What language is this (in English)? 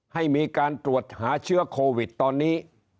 Thai